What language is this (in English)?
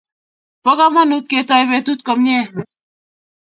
Kalenjin